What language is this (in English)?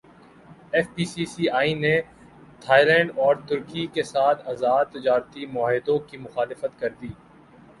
Urdu